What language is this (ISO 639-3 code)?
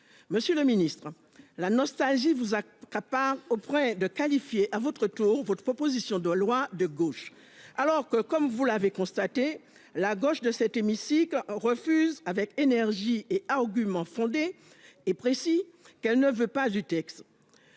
fra